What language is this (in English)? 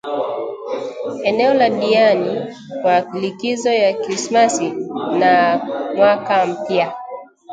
Swahili